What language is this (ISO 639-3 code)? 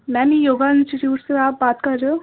urd